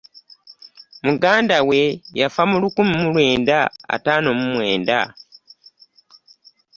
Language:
Ganda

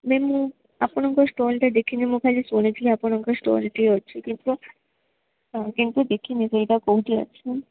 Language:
Odia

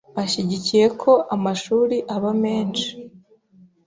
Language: Kinyarwanda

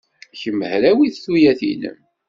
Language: Kabyle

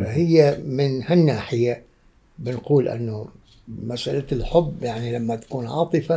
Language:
Arabic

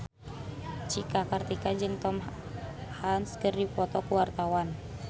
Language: Sundanese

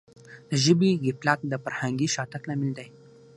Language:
Pashto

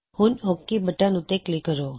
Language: Punjabi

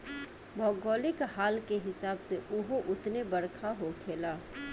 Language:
Bhojpuri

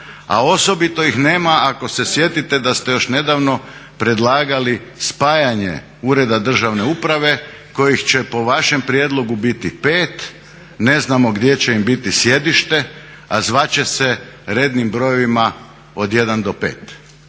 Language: Croatian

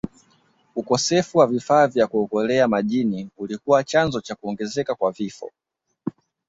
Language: Swahili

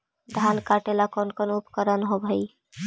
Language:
Magahi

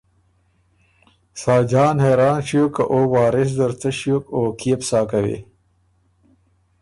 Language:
Ormuri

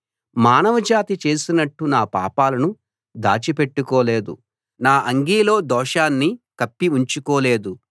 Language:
Telugu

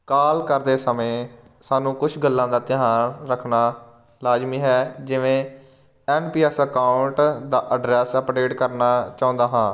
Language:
Punjabi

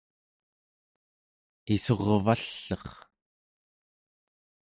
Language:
Central Yupik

